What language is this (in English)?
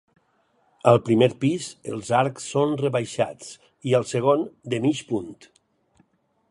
Catalan